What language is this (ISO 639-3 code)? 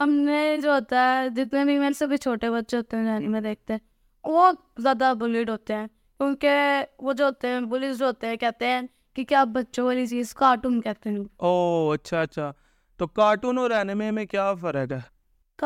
urd